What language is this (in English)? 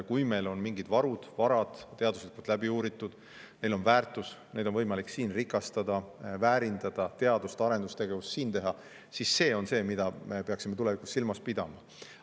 Estonian